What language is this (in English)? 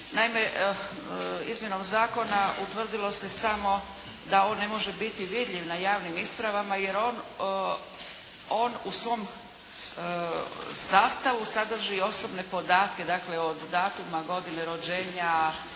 Croatian